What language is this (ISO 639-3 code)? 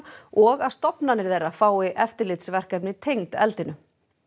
isl